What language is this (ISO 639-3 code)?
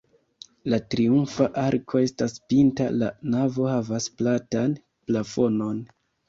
epo